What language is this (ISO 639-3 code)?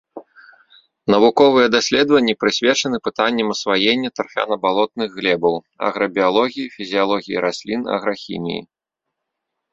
bel